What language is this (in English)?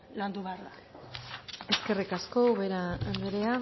Basque